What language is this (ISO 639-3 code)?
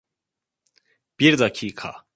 tur